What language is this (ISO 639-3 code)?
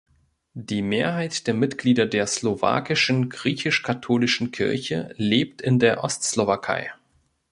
deu